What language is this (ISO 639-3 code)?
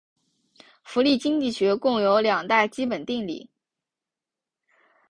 zho